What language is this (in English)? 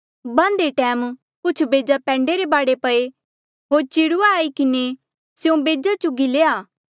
Mandeali